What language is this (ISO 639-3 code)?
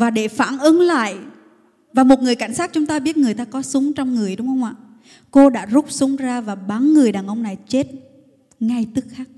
vie